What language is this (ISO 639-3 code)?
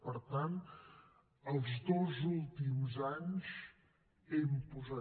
cat